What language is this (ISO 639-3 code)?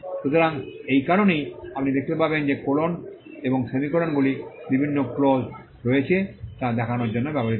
ben